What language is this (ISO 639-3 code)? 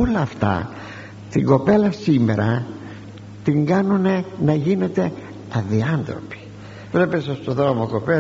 ell